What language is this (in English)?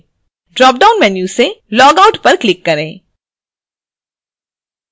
Hindi